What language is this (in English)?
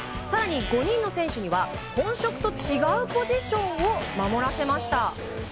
Japanese